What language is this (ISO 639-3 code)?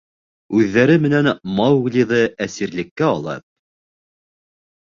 bak